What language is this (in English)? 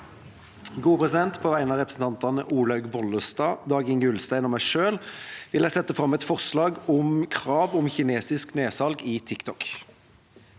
Norwegian